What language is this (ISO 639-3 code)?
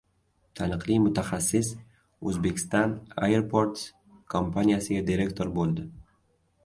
uzb